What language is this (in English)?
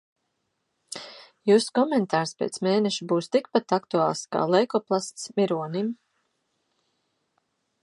Latvian